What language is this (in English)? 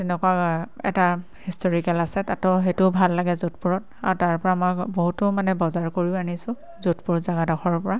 Assamese